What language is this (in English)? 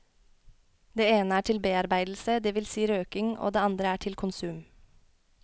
Norwegian